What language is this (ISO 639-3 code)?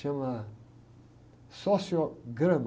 por